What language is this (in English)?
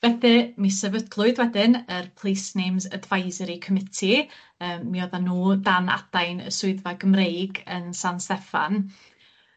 Welsh